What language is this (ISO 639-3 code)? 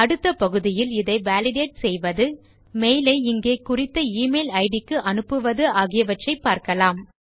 tam